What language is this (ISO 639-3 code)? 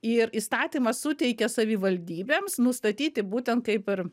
lit